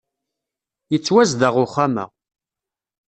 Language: Kabyle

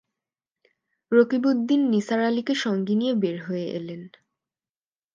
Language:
Bangla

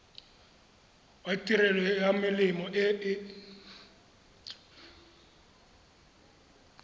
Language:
Tswana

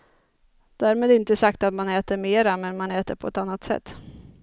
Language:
Swedish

